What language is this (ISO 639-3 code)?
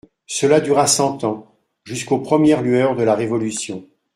fra